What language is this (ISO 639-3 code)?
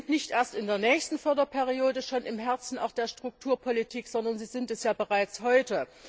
deu